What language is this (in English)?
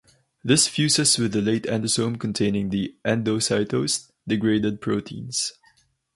English